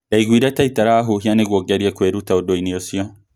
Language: Kikuyu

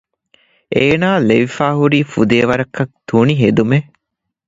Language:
Divehi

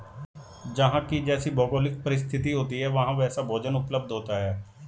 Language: Hindi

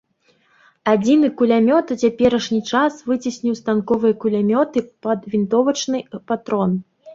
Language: Belarusian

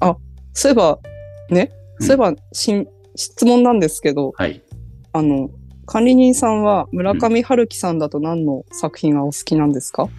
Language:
Japanese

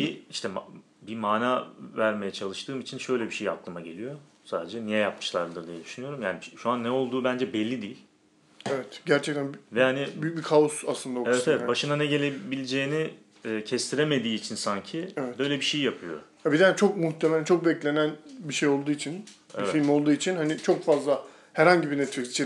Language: Turkish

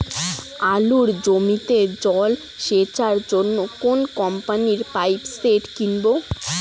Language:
Bangla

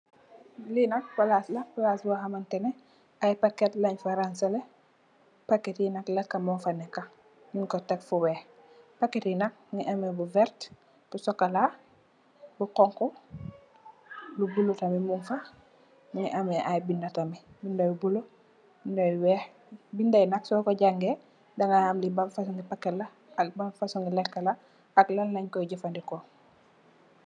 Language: Wolof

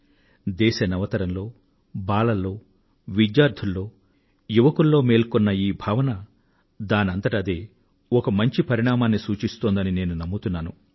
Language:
Telugu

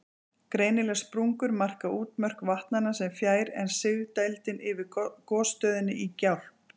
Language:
Icelandic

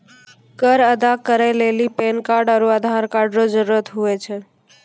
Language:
Maithili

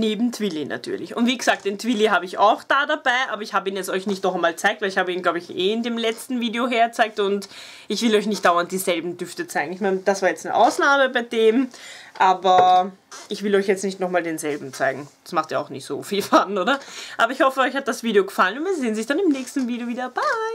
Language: German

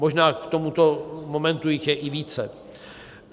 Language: Czech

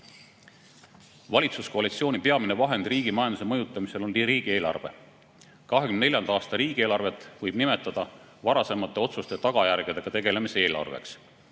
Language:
Estonian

